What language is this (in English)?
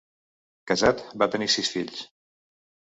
Catalan